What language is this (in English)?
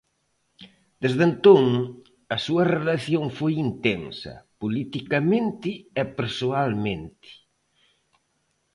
Galician